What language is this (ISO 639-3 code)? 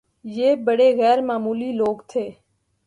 urd